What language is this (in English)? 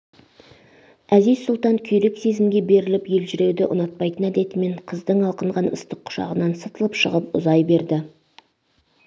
Kazakh